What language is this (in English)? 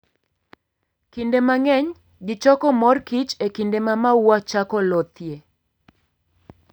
Luo (Kenya and Tanzania)